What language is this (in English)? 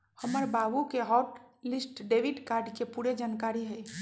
Magahi